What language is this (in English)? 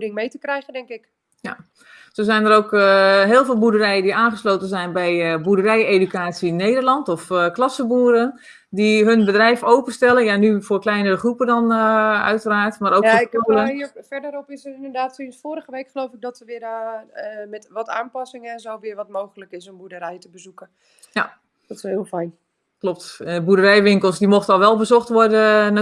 Dutch